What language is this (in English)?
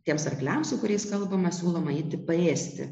Lithuanian